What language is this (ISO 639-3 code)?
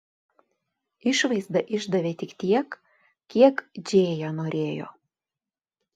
lit